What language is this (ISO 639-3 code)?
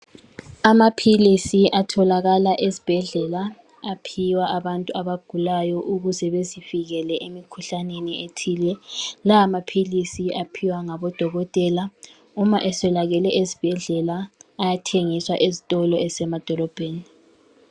nde